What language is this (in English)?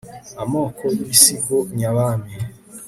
Kinyarwanda